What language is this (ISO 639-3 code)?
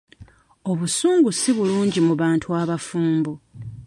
lug